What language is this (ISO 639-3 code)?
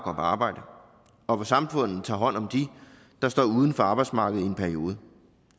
dan